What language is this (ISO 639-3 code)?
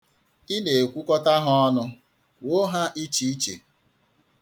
ibo